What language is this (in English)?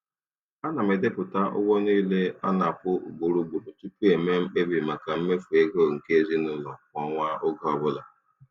Igbo